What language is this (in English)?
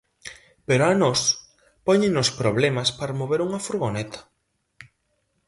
Galician